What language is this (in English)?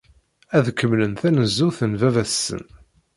Kabyle